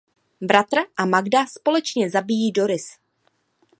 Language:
Czech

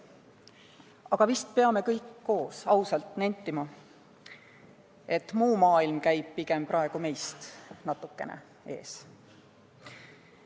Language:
Estonian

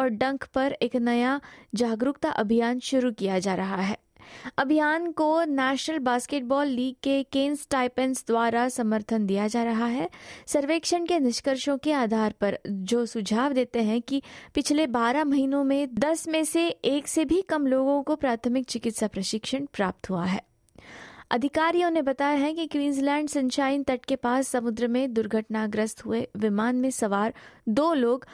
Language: Hindi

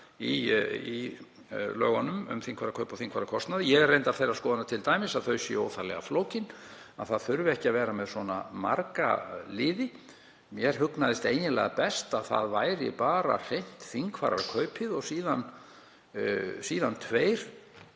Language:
Icelandic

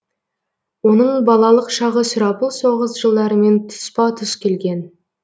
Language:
Kazakh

